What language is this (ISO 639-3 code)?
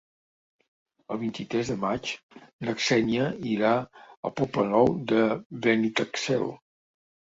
cat